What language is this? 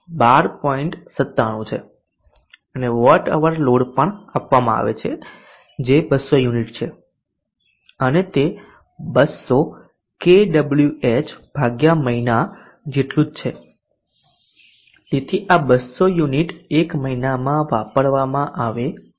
Gujarati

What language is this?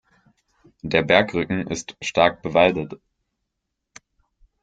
German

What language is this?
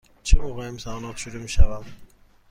Persian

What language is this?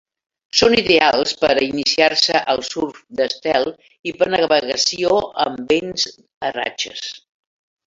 Catalan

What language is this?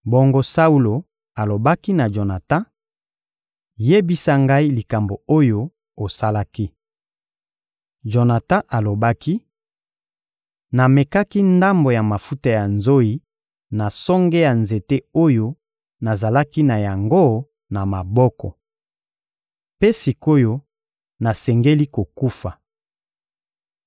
Lingala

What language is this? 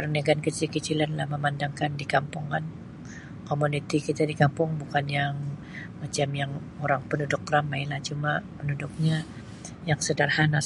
Sabah Malay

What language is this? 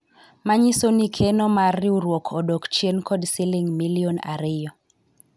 Luo (Kenya and Tanzania)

